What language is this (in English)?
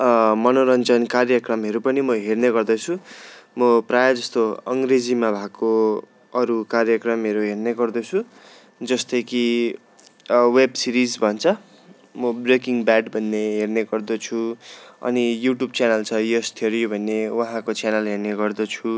Nepali